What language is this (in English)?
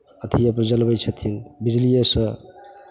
Maithili